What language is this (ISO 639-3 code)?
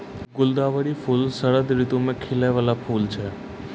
mai